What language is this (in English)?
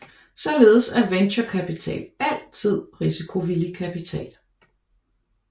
Danish